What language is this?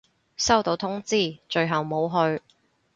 Cantonese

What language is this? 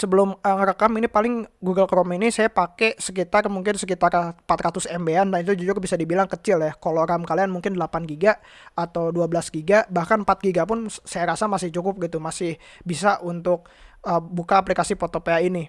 Indonesian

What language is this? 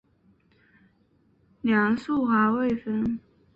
Chinese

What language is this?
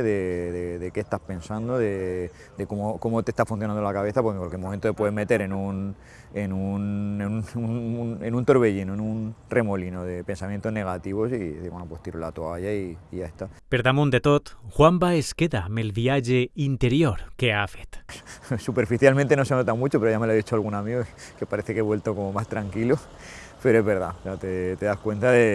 Spanish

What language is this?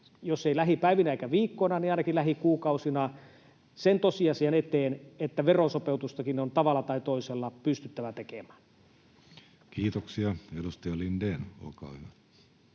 Finnish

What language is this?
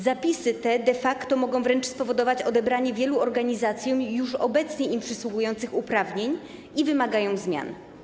Polish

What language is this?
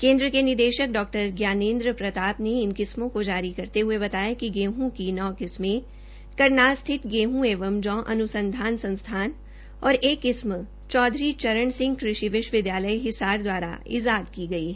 Hindi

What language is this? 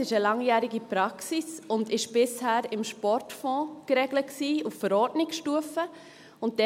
Swiss German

